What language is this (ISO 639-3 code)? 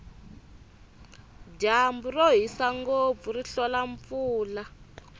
tso